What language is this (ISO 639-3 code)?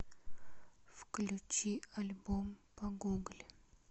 rus